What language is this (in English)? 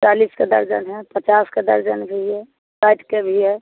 Hindi